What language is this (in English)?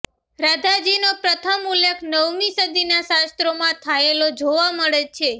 Gujarati